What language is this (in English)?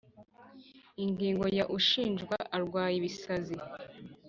Kinyarwanda